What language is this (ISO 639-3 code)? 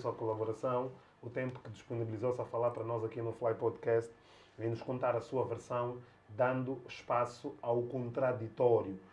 por